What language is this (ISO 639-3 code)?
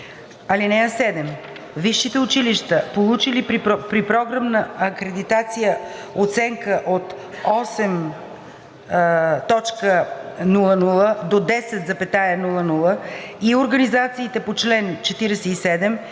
bul